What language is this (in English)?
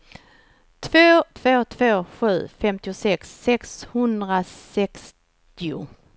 Swedish